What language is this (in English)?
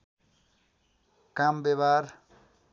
Nepali